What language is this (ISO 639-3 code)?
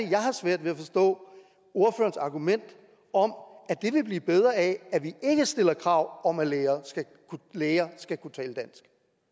dan